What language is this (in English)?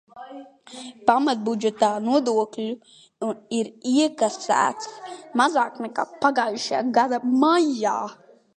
Latvian